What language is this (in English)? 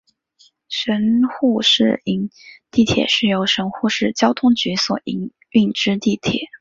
Chinese